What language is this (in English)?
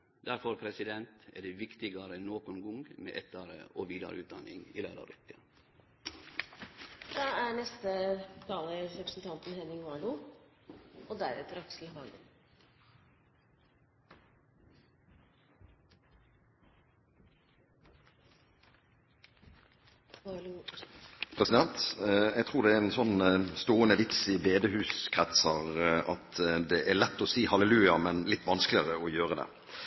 Norwegian